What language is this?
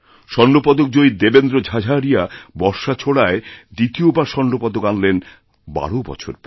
Bangla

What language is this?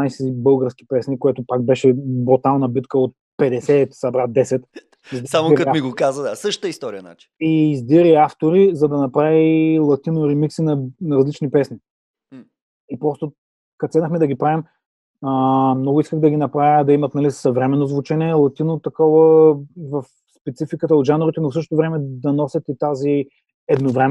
Bulgarian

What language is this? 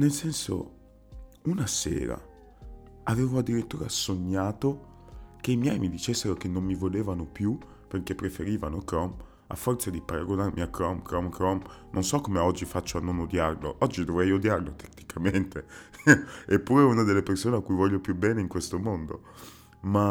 Italian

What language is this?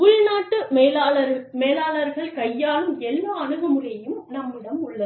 Tamil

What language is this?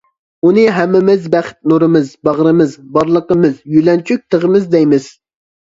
Uyghur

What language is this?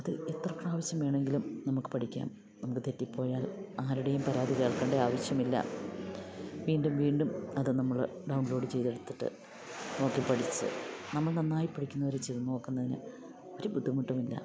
Malayalam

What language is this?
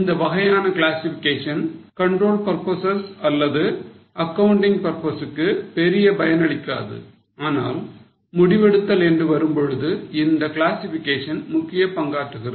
Tamil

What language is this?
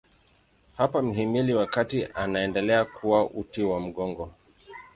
Swahili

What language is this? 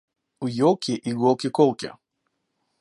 Russian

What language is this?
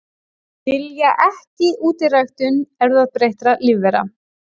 Icelandic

